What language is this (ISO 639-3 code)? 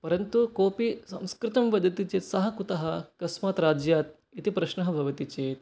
san